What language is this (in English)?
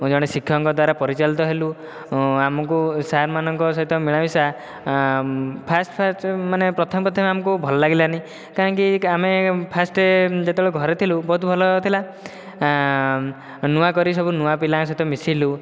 Odia